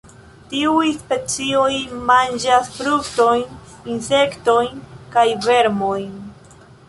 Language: Esperanto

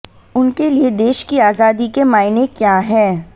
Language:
Hindi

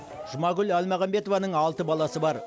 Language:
Kazakh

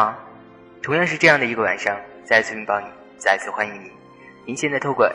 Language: Chinese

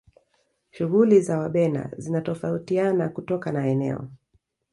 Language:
Swahili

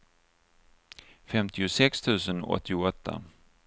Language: Swedish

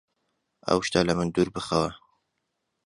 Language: Central Kurdish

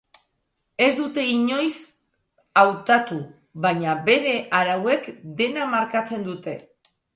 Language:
Basque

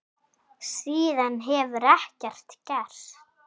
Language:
Icelandic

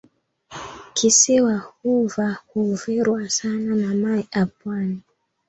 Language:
Swahili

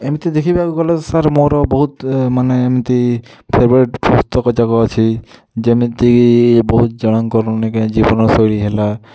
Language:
Odia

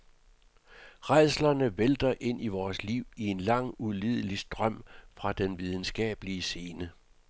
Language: Danish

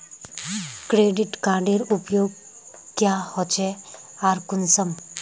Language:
Magahi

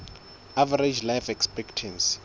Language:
Southern Sotho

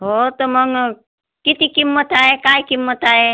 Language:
Marathi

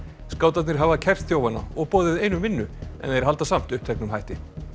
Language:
Icelandic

